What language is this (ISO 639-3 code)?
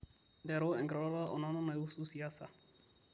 mas